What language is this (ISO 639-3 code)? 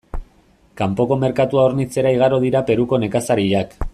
eus